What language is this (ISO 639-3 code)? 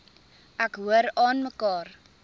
afr